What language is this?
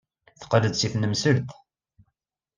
Kabyle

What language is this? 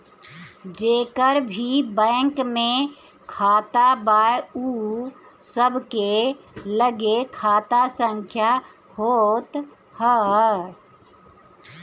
Bhojpuri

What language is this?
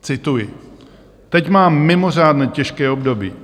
Czech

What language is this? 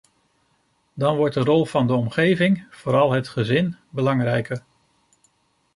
Dutch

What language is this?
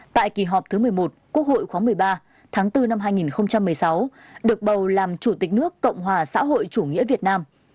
Vietnamese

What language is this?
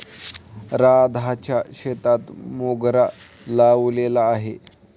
Marathi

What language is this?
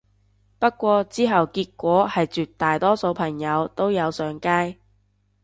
Cantonese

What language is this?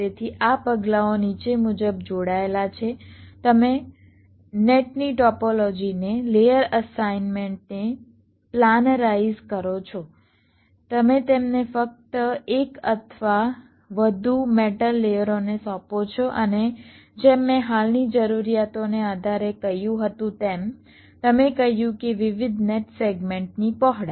Gujarati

